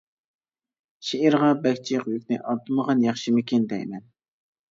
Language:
Uyghur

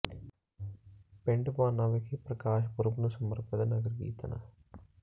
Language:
Punjabi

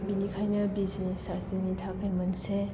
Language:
Bodo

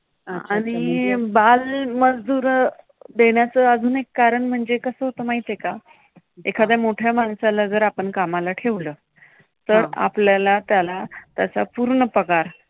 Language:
Marathi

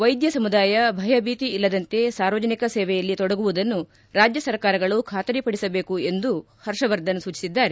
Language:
Kannada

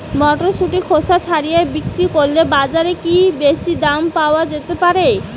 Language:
Bangla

